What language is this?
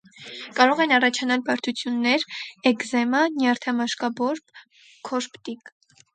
Armenian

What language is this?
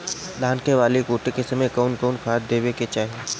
Bhojpuri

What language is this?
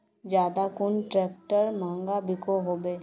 Magahi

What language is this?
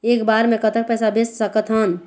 Chhattisgarhi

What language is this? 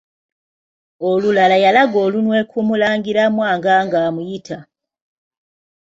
Ganda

